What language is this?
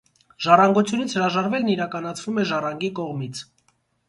Armenian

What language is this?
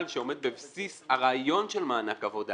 Hebrew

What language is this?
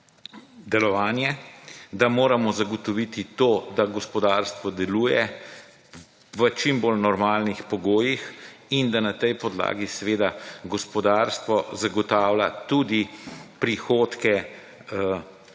Slovenian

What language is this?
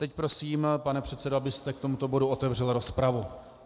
Czech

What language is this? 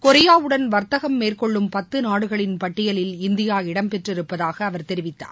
Tamil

